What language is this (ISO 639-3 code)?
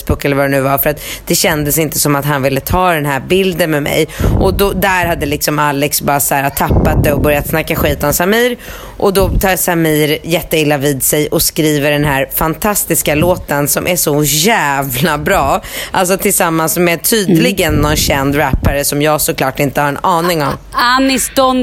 swe